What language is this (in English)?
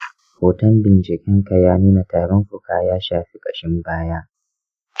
Hausa